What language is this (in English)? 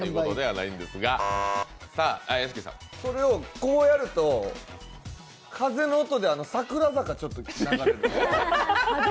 Japanese